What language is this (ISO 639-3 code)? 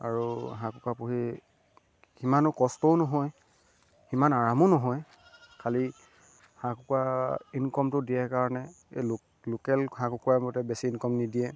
asm